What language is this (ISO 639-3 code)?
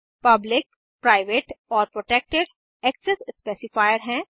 hin